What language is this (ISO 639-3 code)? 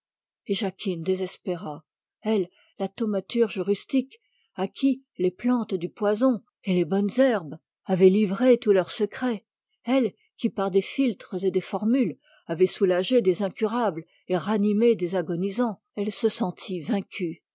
fra